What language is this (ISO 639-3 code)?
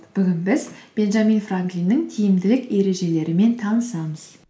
kaz